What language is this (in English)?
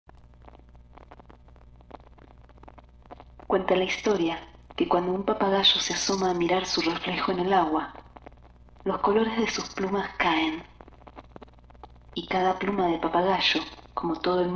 Spanish